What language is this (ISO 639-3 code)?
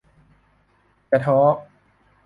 tha